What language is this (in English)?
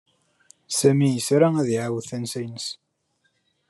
Kabyle